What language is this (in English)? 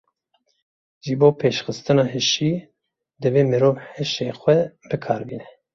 Kurdish